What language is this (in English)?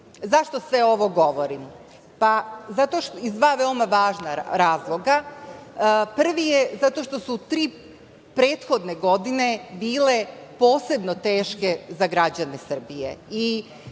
Serbian